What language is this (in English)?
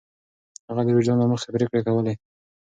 Pashto